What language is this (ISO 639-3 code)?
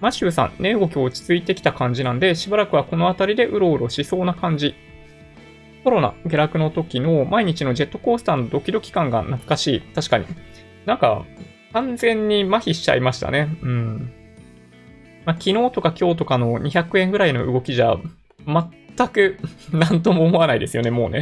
jpn